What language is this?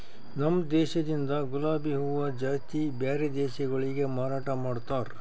Kannada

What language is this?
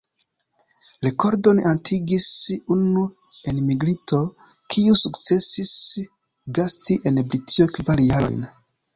Esperanto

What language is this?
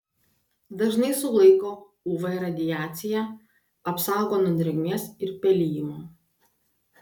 Lithuanian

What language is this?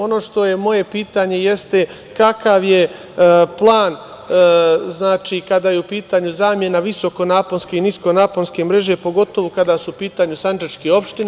Serbian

